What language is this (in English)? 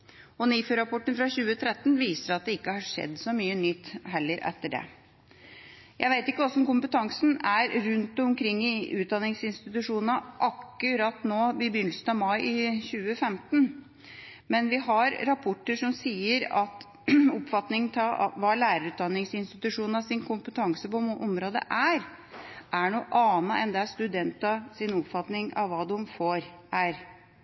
Norwegian Bokmål